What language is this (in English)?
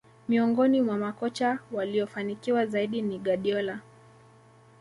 Swahili